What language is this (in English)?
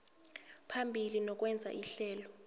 South Ndebele